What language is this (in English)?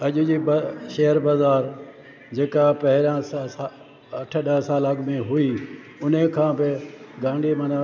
Sindhi